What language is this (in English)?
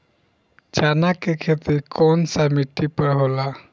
Bhojpuri